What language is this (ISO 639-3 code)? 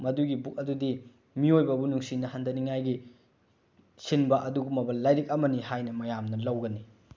mni